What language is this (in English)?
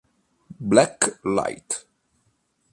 Italian